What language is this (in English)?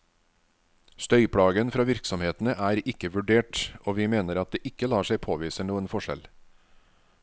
Norwegian